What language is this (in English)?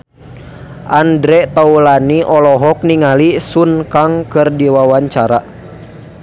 Sundanese